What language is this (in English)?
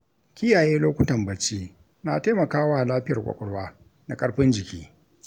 Hausa